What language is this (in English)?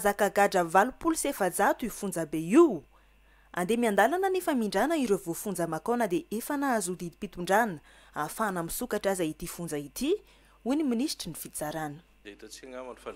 Romanian